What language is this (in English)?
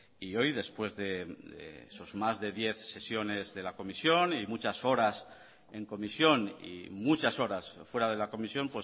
Spanish